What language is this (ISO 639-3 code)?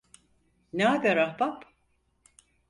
tur